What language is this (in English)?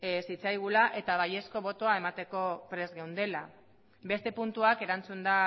Basque